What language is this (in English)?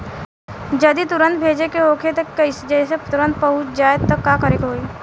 Bhojpuri